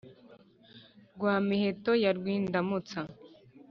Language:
Kinyarwanda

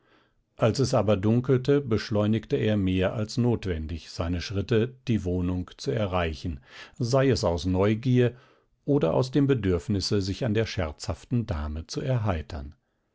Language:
German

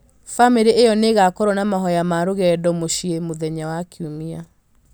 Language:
Kikuyu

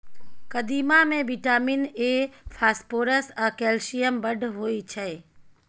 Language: Maithili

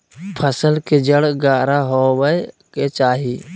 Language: Magahi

